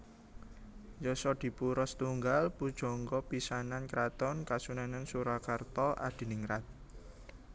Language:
Javanese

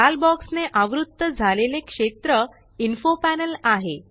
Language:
Marathi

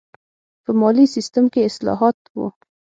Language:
Pashto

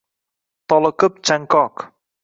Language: Uzbek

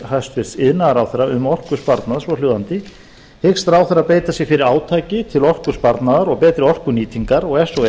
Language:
Icelandic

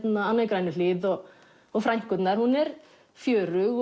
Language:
Icelandic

